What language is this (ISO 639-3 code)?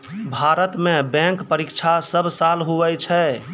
mai